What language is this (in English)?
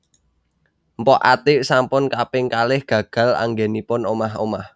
Javanese